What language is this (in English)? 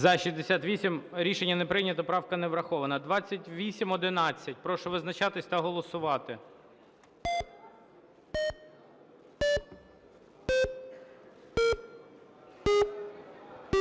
Ukrainian